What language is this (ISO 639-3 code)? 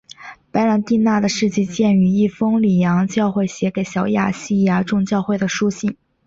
zho